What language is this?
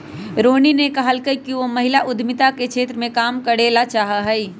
Magahi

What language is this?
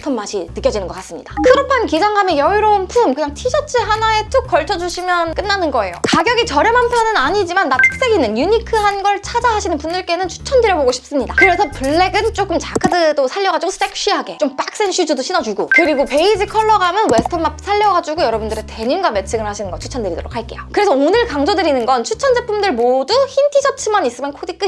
Korean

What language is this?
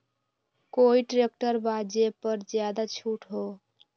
Magahi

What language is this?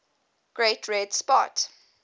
English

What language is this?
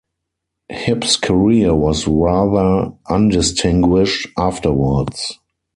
English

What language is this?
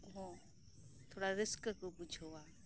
Santali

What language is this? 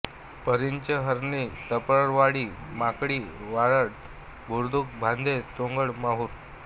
Marathi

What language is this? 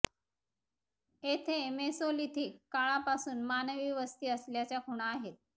Marathi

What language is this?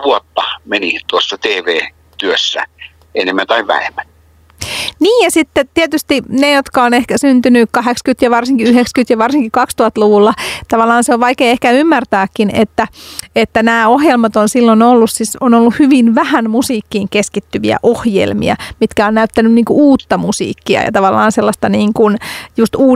Finnish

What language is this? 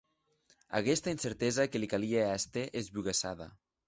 Occitan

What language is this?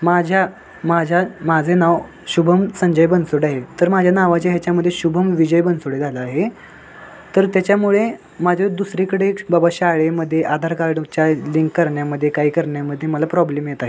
Marathi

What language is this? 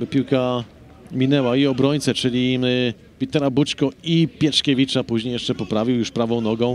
Polish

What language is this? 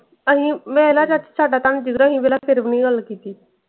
Punjabi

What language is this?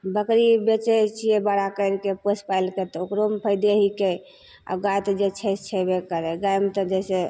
Maithili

